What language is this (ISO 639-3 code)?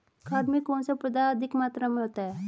hin